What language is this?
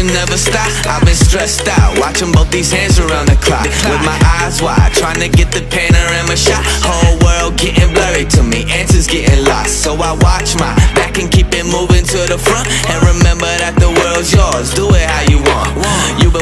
Indonesian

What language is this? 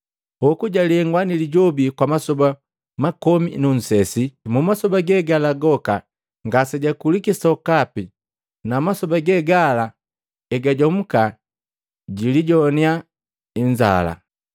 Matengo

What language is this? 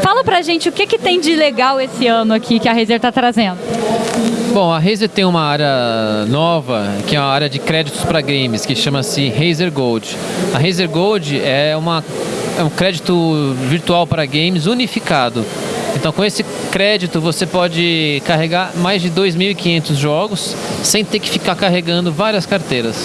Portuguese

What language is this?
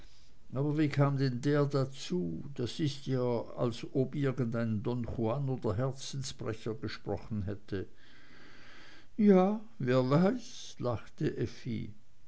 German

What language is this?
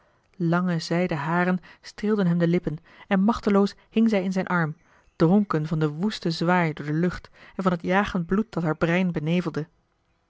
Dutch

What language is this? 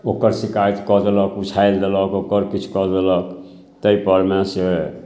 Maithili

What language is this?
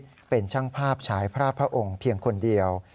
Thai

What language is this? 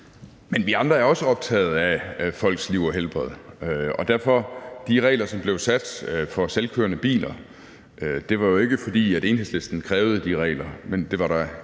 Danish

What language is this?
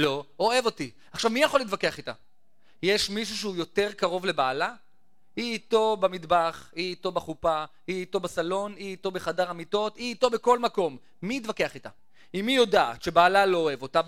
Hebrew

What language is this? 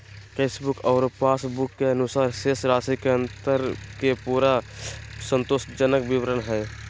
Magahi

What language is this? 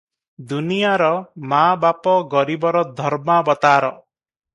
Odia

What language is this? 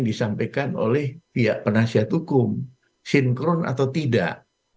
Indonesian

